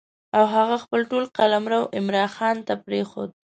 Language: Pashto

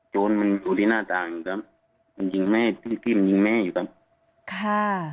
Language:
Thai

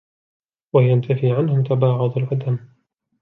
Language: Arabic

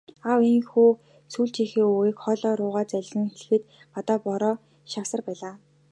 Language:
Mongolian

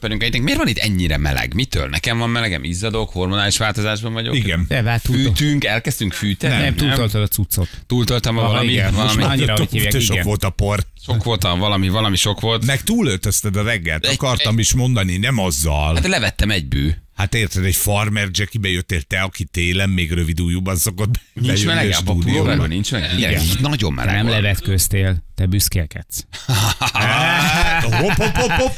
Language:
Hungarian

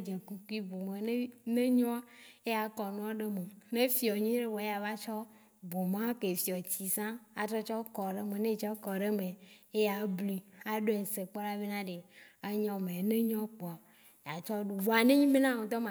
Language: Waci Gbe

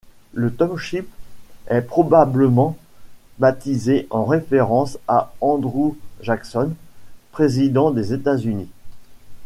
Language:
French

